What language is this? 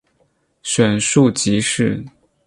Chinese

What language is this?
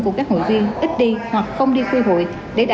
Vietnamese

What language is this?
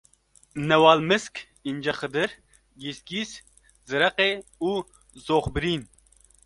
Kurdish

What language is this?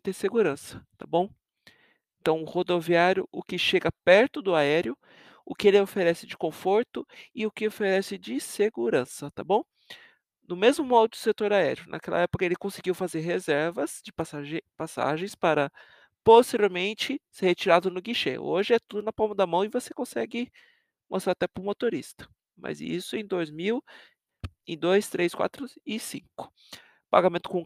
Portuguese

